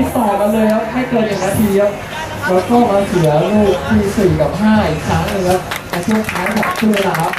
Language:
Thai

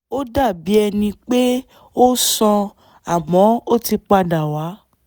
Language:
Yoruba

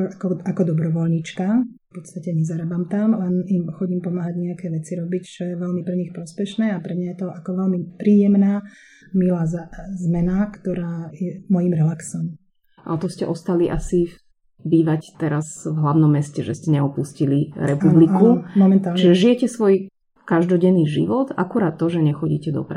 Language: Slovak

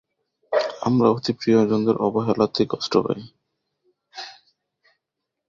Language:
Bangla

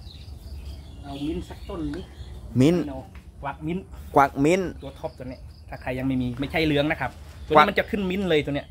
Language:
Thai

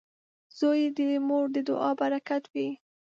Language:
Pashto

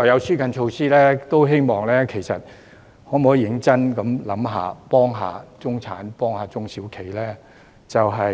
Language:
Cantonese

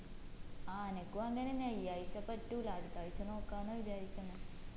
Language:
Malayalam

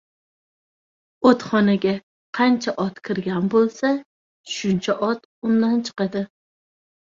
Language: Uzbek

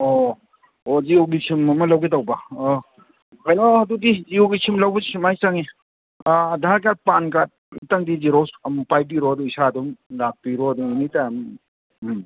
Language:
Manipuri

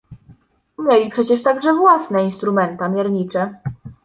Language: Polish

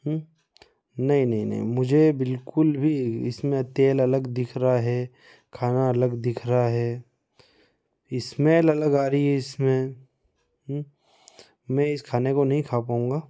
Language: Hindi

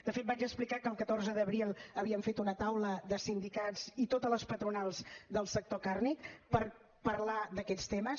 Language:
Catalan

